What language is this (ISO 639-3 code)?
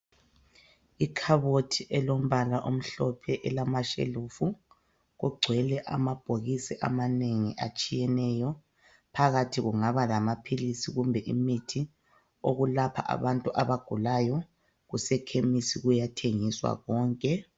nde